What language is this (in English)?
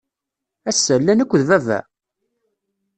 Kabyle